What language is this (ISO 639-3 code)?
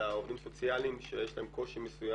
heb